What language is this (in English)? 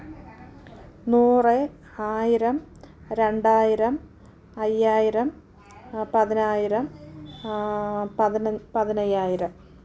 Malayalam